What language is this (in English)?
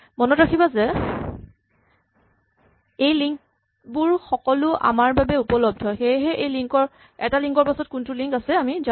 Assamese